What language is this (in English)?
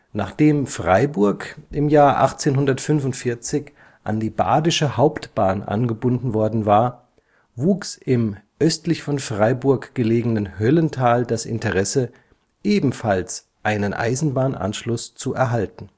German